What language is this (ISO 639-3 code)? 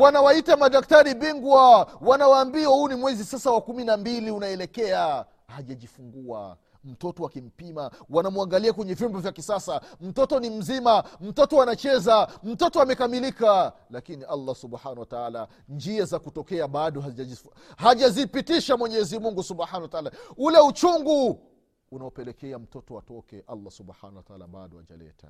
swa